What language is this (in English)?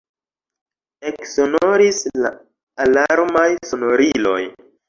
Esperanto